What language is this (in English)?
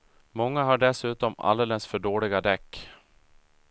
Swedish